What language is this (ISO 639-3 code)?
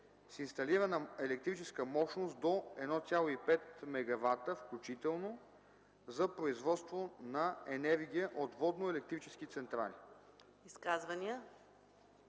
bul